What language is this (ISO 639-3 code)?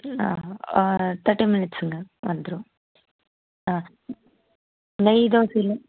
tam